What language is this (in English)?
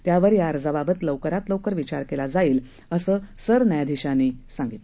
Marathi